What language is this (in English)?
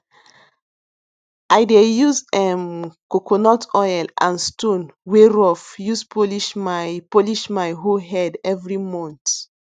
Nigerian Pidgin